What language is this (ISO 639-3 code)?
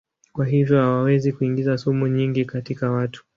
swa